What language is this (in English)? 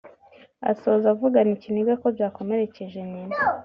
Kinyarwanda